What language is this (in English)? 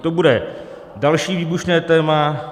Czech